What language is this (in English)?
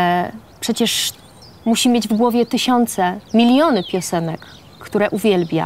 Polish